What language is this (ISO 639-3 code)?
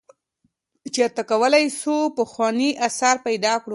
pus